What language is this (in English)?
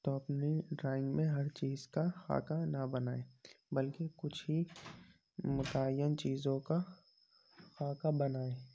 Urdu